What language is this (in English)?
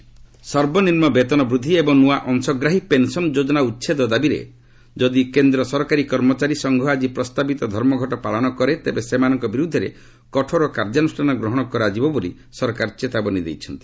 Odia